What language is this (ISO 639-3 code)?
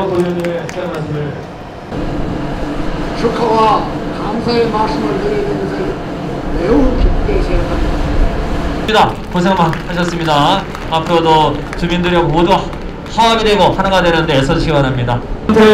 kor